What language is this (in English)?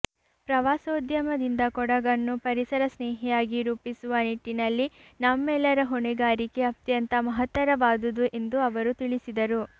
Kannada